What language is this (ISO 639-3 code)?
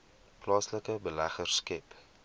afr